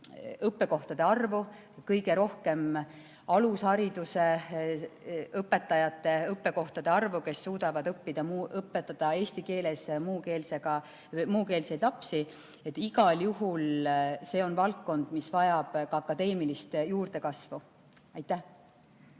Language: Estonian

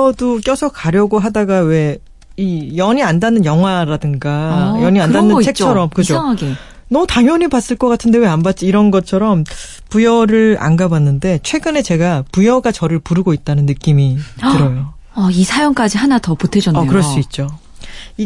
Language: Korean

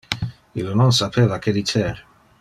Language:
Interlingua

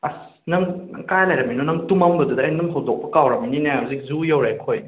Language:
Manipuri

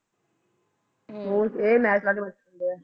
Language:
Punjabi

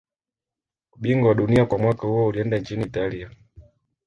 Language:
Swahili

